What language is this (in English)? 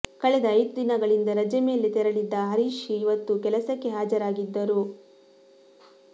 Kannada